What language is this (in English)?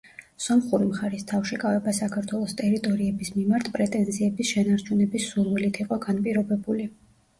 Georgian